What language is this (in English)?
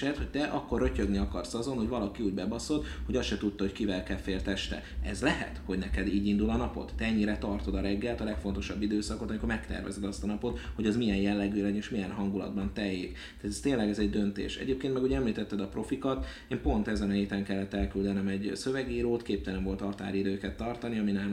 Hungarian